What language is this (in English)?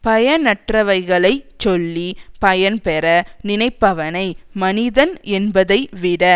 Tamil